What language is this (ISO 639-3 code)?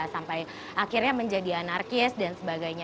ind